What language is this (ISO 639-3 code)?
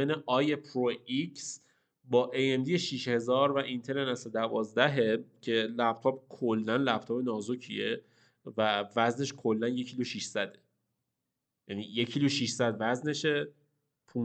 fas